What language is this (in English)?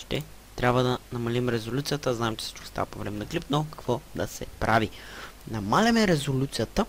Bulgarian